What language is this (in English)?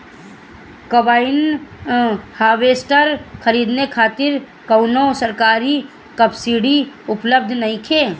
Bhojpuri